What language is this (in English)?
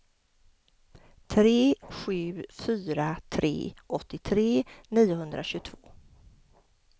Swedish